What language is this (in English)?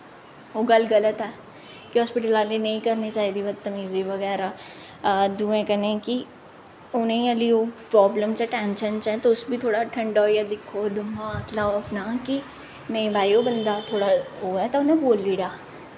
Dogri